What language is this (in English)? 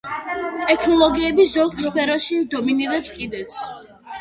Georgian